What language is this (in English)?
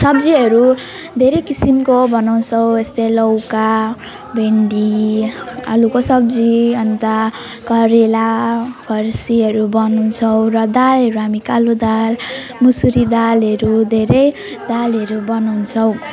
Nepali